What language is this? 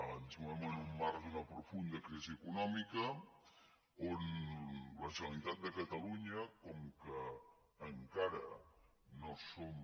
Catalan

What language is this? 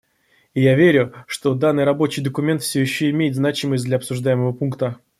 Russian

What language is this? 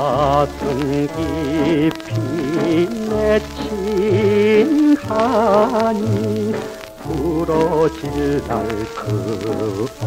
Korean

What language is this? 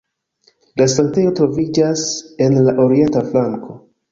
Esperanto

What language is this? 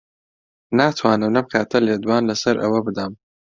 Central Kurdish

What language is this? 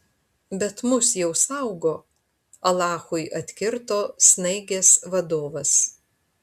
Lithuanian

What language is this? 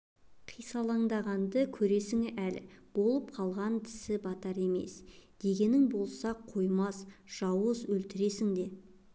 Kazakh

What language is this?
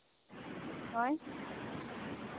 Santali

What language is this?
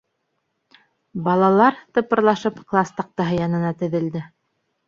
Bashkir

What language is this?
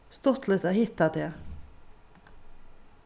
Faroese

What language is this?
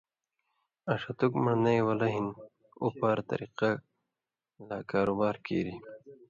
Indus Kohistani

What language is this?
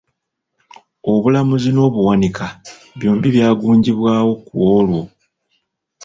Ganda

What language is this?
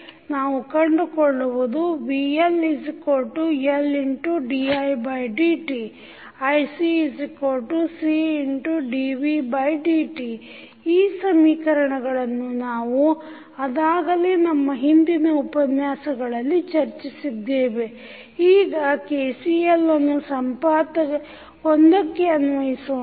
Kannada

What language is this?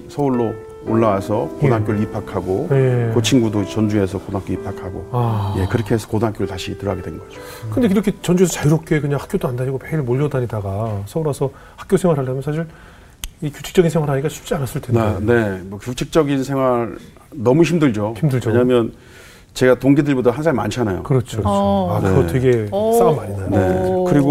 Korean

